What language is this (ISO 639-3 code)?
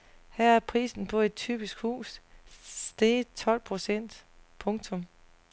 dan